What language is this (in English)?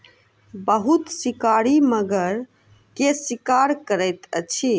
Maithili